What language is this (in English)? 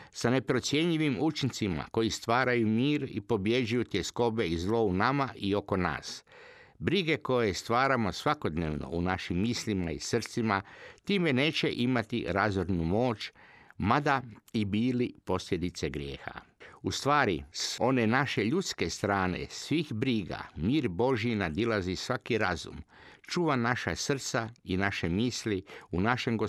Croatian